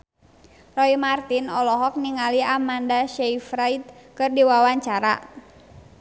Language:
Sundanese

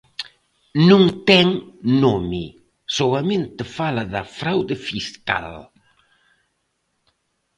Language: Galician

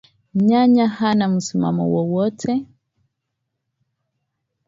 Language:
Swahili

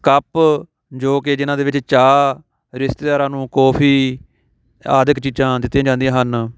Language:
Punjabi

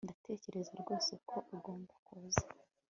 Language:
Kinyarwanda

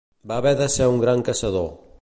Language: Catalan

